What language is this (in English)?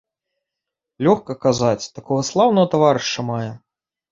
Belarusian